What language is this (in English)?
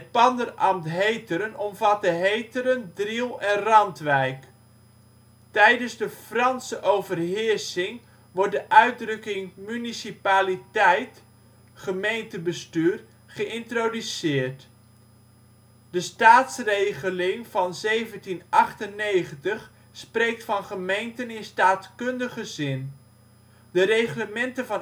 Dutch